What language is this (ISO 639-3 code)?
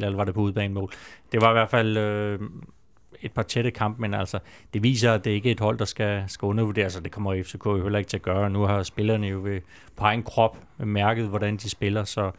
dan